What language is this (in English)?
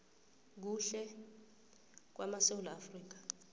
South Ndebele